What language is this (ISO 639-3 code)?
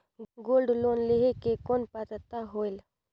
hne